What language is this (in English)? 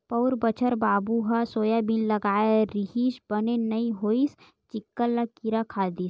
Chhattisgarhi